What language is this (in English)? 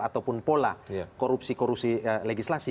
Indonesian